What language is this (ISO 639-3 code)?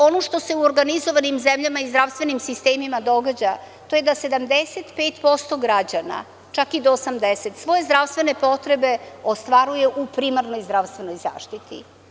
srp